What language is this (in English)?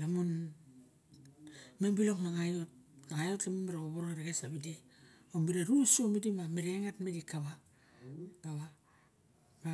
Barok